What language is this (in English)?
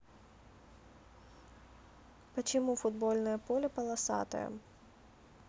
Russian